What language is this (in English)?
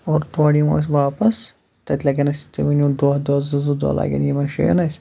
Kashmiri